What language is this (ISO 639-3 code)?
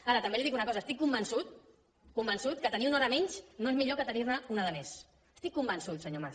cat